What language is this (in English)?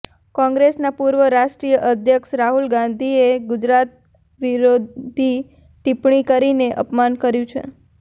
Gujarati